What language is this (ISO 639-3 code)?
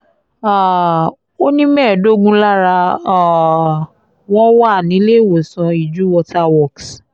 yor